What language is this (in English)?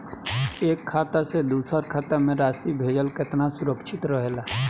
Bhojpuri